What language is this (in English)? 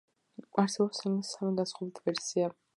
Georgian